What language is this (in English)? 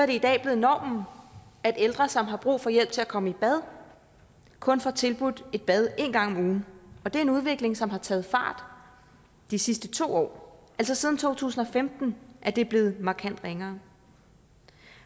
Danish